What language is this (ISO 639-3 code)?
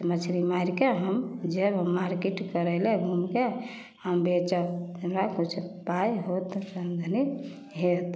mai